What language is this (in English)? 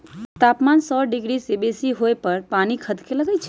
Magahi